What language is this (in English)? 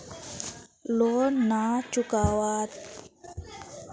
Magahi